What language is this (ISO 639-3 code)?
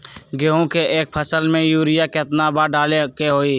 mag